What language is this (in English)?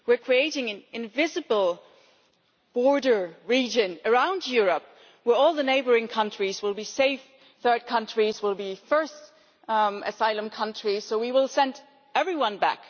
English